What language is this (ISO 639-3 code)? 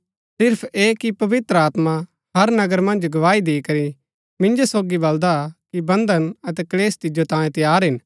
gbk